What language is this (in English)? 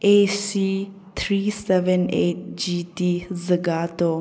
Manipuri